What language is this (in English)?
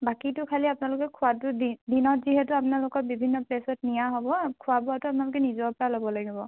Assamese